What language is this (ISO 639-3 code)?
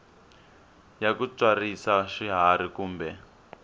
tso